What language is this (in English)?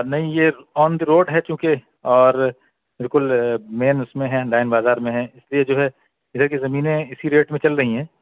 Urdu